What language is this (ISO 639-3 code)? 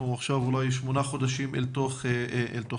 heb